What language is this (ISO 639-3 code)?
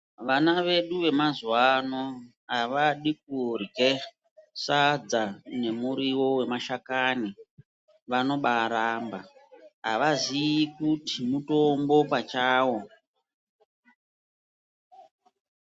ndc